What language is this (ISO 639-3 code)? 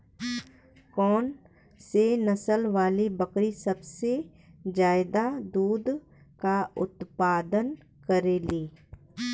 bho